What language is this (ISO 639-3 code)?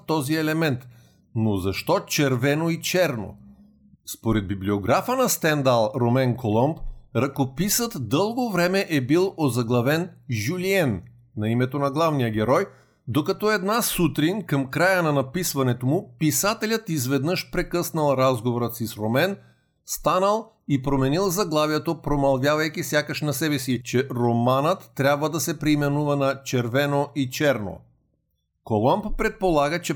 bul